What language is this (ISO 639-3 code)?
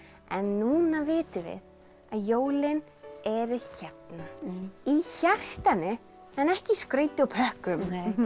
isl